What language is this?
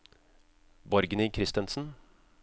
Norwegian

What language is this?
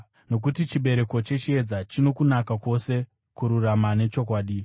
Shona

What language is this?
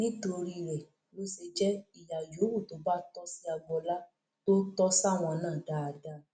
Yoruba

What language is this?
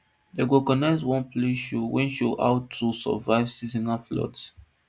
Nigerian Pidgin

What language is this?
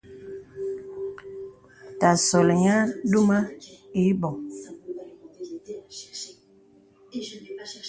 Bebele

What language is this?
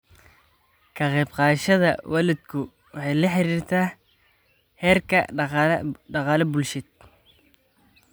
Somali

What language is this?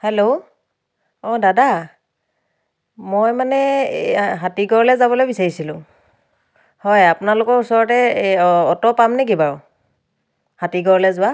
Assamese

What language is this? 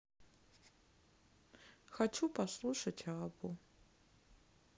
Russian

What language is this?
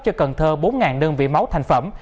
Vietnamese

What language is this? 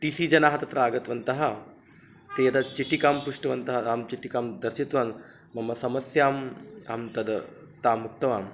Sanskrit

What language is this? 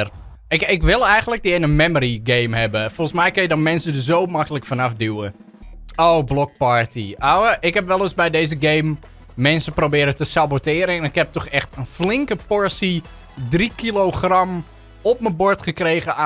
Dutch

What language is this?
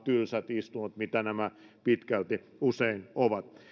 Finnish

